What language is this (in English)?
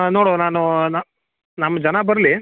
Kannada